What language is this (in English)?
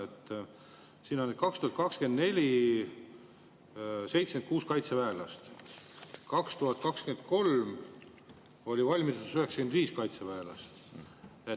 Estonian